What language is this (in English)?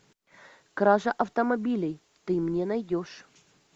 Russian